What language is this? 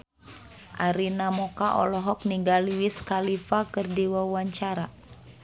Sundanese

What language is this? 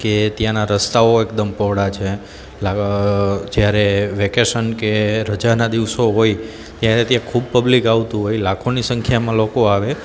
Gujarati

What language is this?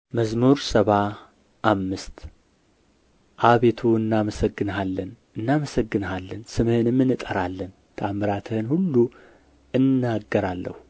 Amharic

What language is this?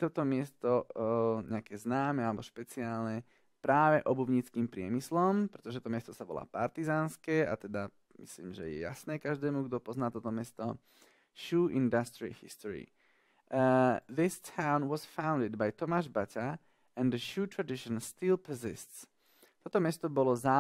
Slovak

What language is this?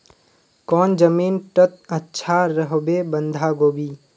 Magahi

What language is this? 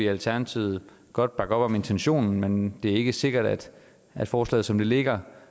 Danish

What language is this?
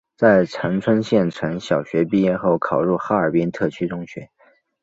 Chinese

